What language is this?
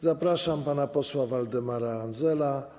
Polish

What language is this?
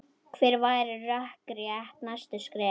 Icelandic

